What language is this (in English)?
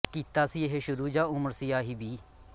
Punjabi